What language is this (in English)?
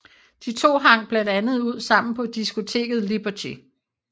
Danish